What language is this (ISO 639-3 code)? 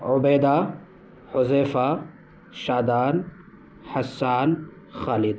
urd